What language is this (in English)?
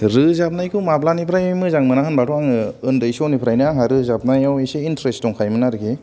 Bodo